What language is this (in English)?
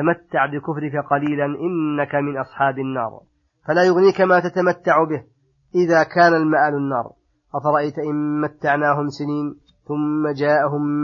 Arabic